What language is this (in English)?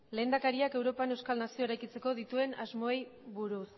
Basque